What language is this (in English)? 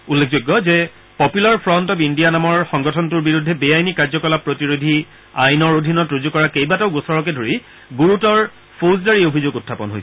Assamese